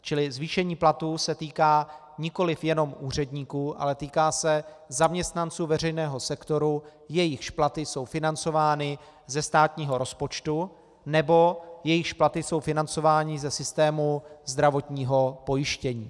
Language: Czech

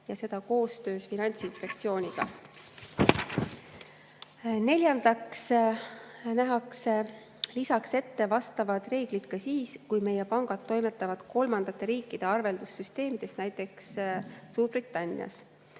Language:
Estonian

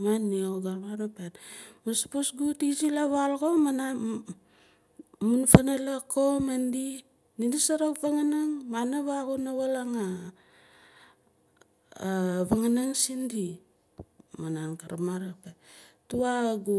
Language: Nalik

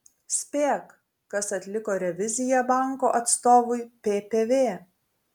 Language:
Lithuanian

